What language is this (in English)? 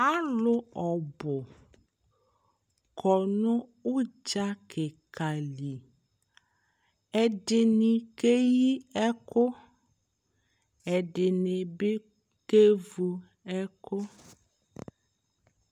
Ikposo